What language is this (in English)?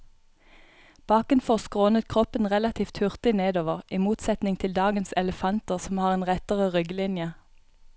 Norwegian